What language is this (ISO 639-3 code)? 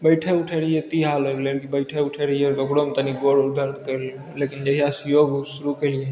mai